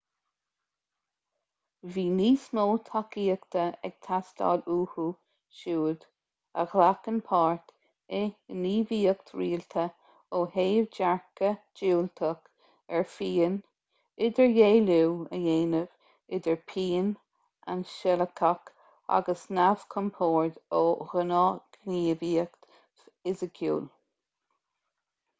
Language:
Irish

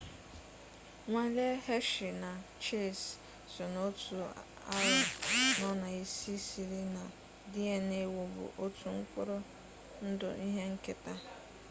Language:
Igbo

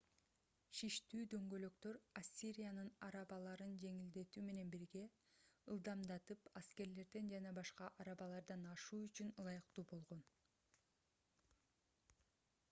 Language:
Kyrgyz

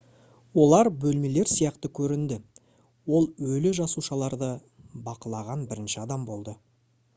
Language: Kazakh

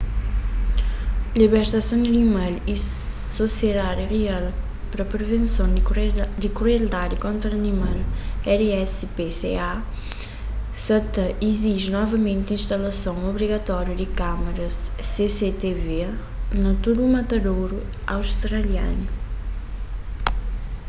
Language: Kabuverdianu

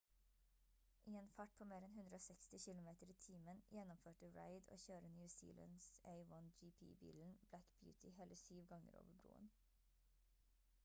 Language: Norwegian Bokmål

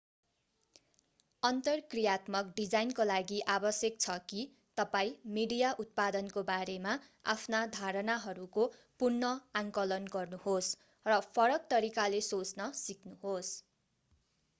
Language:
Nepali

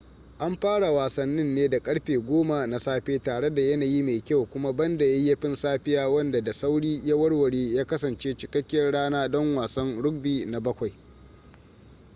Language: Hausa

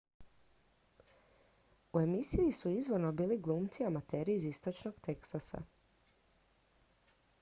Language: Croatian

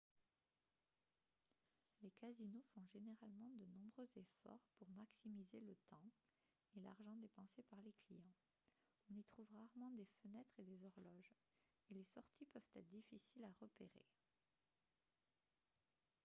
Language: French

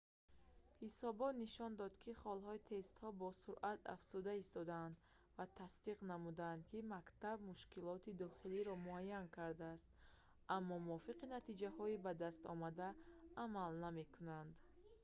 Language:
Tajik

